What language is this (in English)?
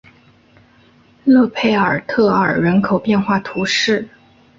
Chinese